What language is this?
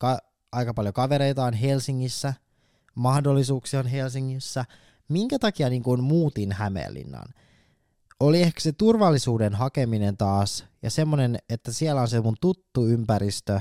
Finnish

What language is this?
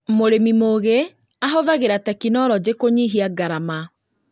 Kikuyu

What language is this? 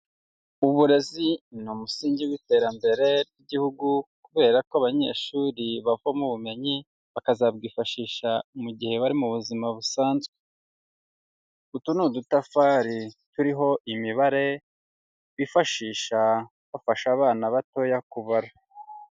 Kinyarwanda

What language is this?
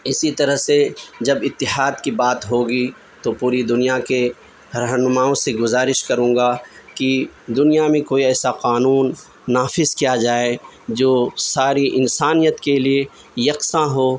Urdu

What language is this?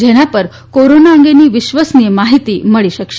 Gujarati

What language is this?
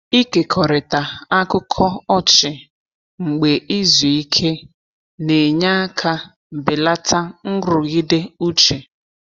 Igbo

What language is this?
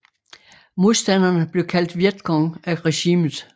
Danish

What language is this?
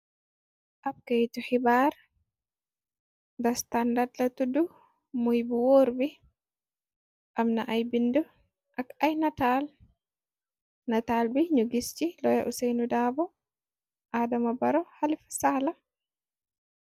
Wolof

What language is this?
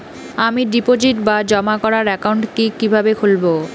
Bangla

